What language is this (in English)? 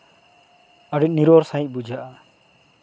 Santali